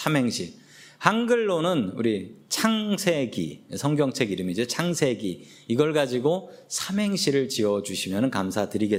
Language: Korean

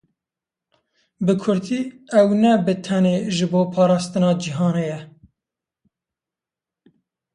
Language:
Kurdish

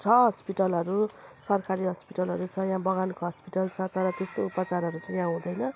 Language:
Nepali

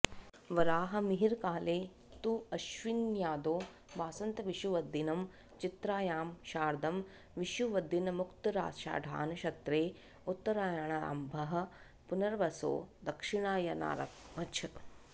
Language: Sanskrit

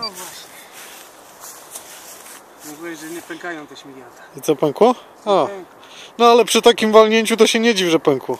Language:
Polish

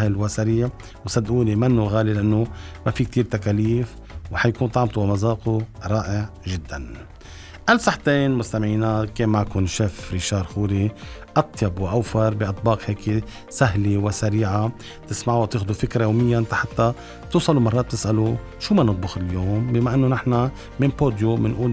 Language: Arabic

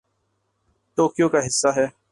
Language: Urdu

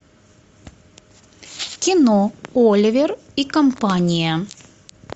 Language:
Russian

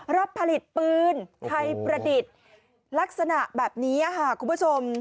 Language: Thai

